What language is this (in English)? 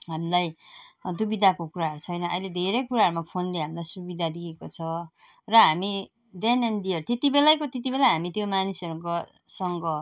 Nepali